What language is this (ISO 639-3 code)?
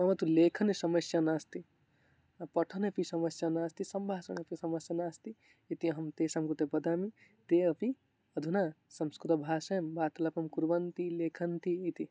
san